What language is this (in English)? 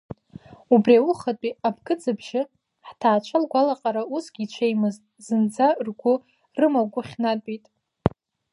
Abkhazian